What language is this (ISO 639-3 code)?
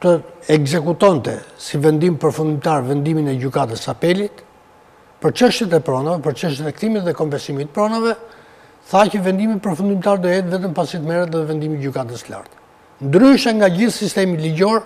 ron